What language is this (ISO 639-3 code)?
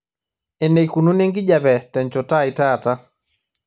mas